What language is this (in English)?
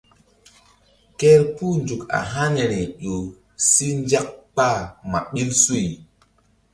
Mbum